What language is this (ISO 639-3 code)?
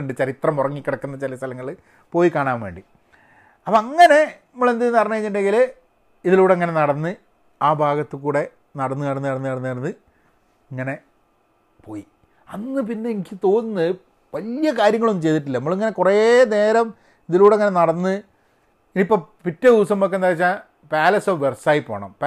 mal